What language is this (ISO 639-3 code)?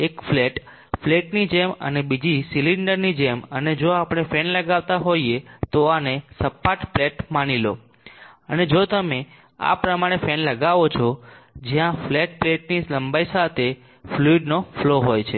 guj